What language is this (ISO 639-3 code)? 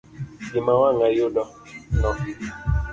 luo